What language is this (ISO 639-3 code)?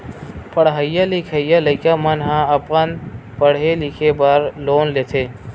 hne